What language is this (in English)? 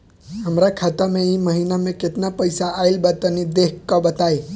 Bhojpuri